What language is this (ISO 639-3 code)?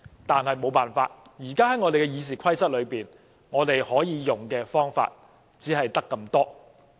yue